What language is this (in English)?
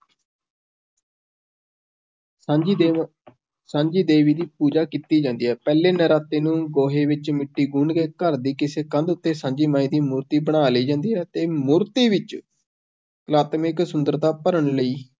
Punjabi